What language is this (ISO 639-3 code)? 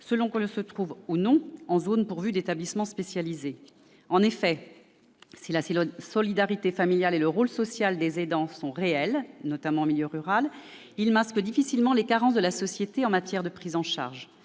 fra